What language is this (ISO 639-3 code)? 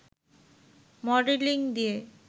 ben